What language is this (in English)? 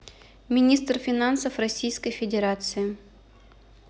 Russian